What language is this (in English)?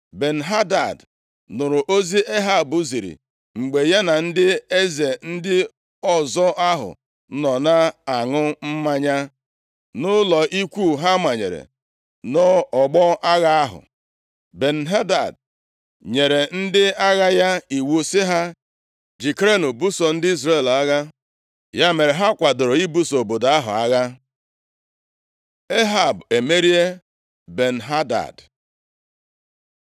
Igbo